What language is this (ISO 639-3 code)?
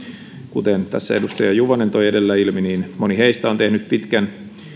fin